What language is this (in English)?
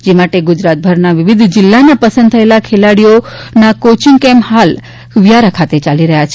Gujarati